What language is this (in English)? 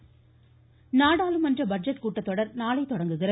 Tamil